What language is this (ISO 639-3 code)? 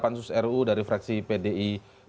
ind